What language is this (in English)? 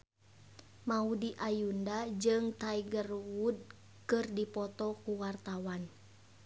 Sundanese